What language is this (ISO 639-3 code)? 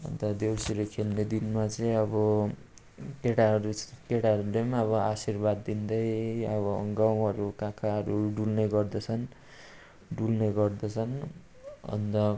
nep